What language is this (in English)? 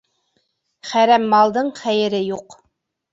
Bashkir